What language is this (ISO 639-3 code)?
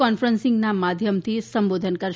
guj